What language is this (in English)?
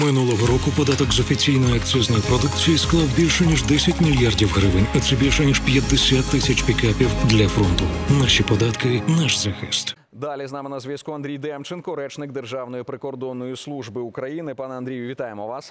Ukrainian